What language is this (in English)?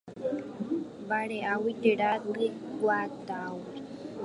Guarani